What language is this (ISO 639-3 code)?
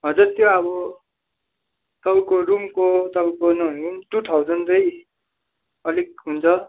nep